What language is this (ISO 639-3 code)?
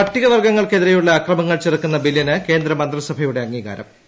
mal